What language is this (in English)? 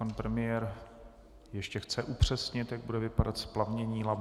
Czech